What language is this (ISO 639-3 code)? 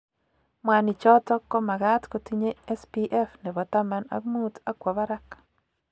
kln